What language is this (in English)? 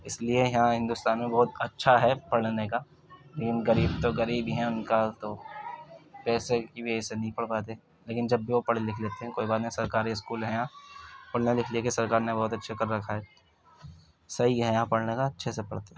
Urdu